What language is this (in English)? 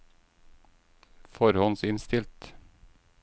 Norwegian